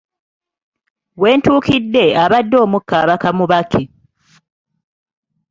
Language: Ganda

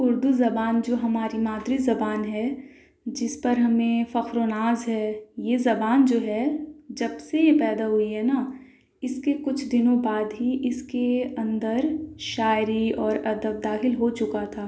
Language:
Urdu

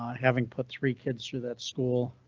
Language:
English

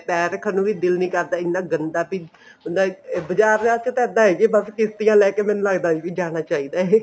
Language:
Punjabi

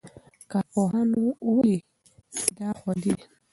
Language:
Pashto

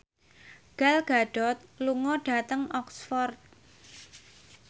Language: Javanese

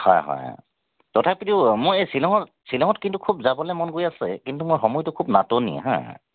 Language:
Assamese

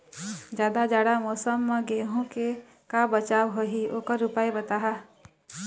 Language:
Chhattisgarhi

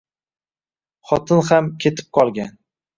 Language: Uzbek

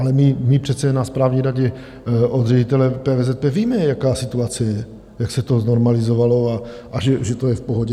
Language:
Czech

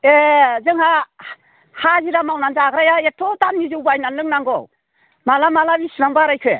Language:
Bodo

